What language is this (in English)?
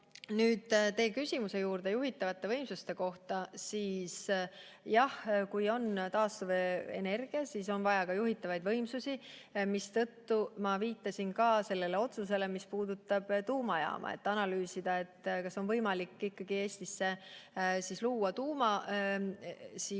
Estonian